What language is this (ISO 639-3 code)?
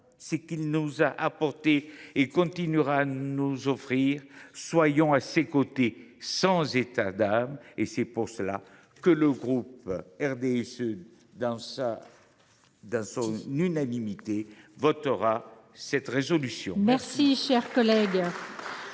fra